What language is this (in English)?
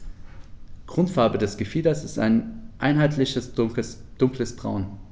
German